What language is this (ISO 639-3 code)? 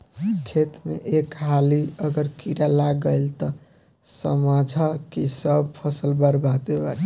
bho